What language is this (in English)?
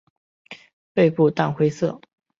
Chinese